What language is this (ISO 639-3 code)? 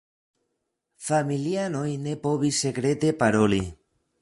epo